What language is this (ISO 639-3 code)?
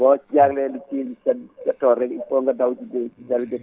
wol